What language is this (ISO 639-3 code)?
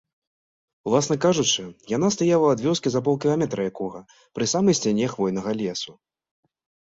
bel